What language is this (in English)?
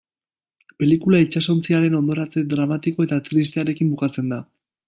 Basque